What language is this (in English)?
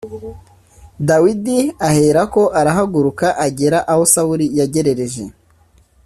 Kinyarwanda